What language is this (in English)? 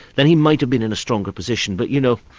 English